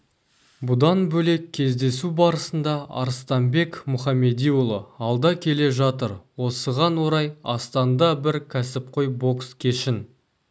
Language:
Kazakh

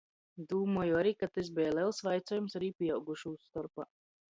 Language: Latgalian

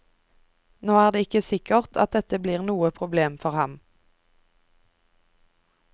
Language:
Norwegian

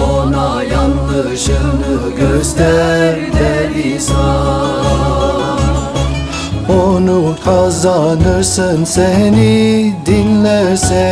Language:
Turkish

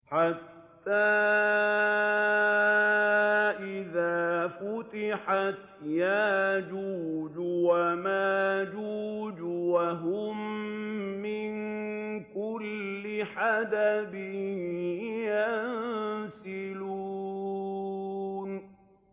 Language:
Arabic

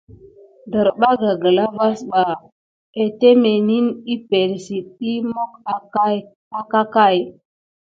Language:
Gidar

